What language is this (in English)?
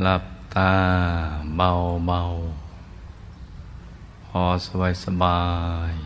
Thai